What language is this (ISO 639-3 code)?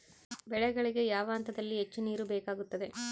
kan